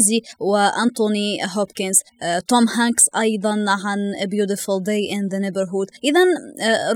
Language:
Arabic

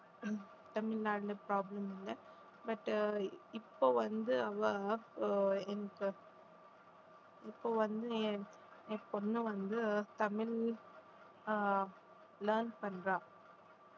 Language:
Tamil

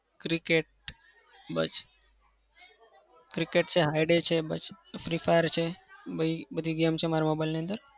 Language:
Gujarati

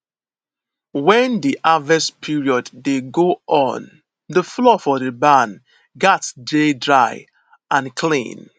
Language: Nigerian Pidgin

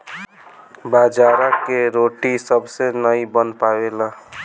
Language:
Bhojpuri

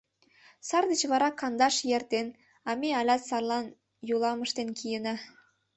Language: Mari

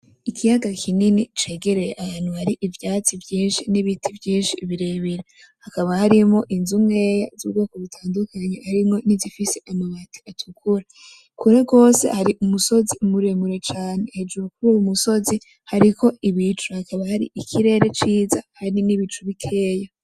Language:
Rundi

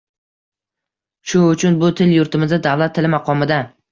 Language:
Uzbek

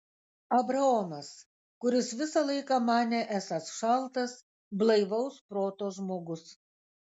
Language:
Lithuanian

